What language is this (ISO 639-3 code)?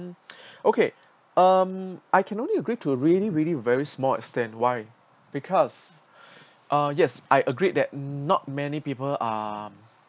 eng